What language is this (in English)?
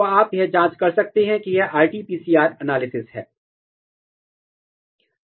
Hindi